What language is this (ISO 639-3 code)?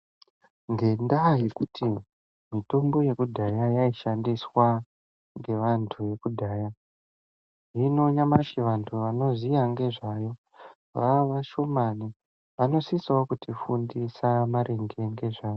ndc